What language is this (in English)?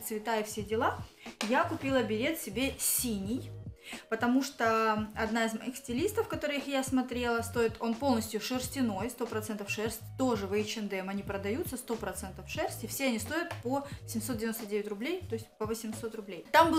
Russian